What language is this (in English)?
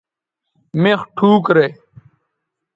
Bateri